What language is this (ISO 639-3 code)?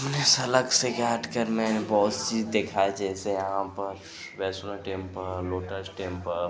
hin